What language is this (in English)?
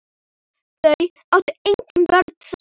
Icelandic